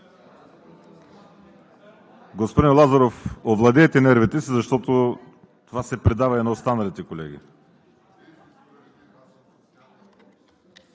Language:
Bulgarian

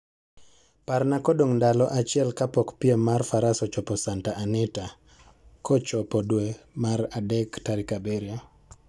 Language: Luo (Kenya and Tanzania)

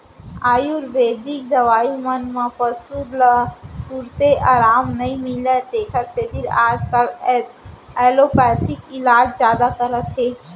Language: Chhattisgarhi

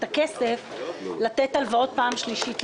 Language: Hebrew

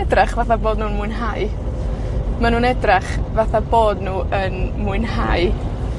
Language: Welsh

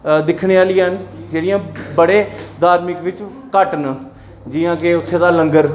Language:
Dogri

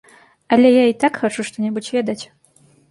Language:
Belarusian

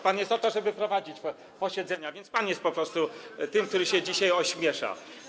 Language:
Polish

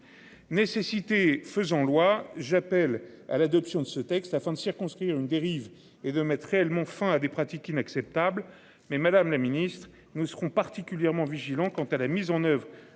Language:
French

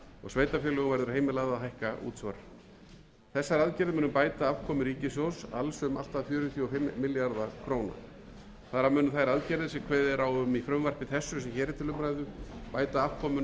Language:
Icelandic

